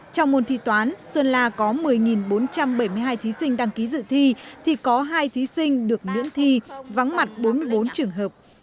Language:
Vietnamese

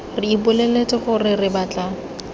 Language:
Tswana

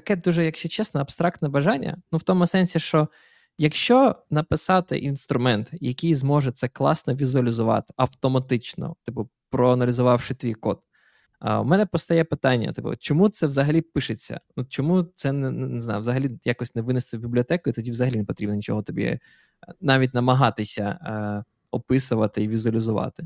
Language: Ukrainian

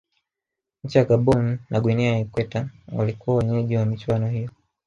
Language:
Swahili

